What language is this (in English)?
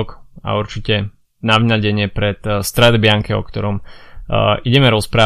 Slovak